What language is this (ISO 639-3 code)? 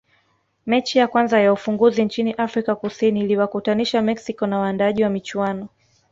swa